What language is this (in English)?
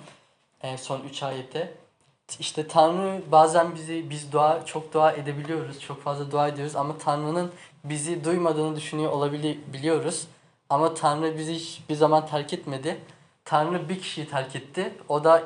Turkish